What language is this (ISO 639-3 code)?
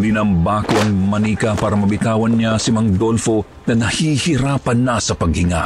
fil